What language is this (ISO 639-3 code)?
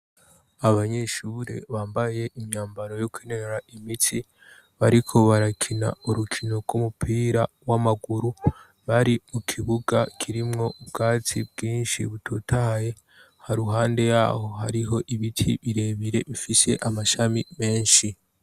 run